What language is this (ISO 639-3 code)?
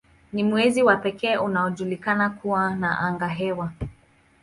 swa